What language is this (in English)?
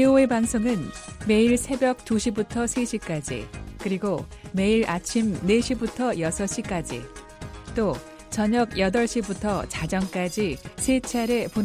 Korean